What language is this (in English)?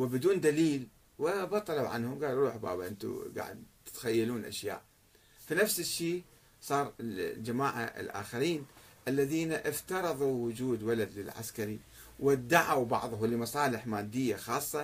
Arabic